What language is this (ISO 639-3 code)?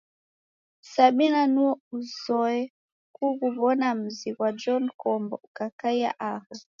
dav